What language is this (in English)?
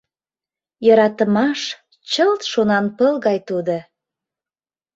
Mari